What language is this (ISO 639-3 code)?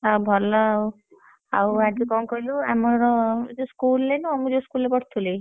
ori